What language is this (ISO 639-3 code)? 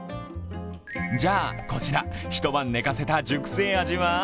jpn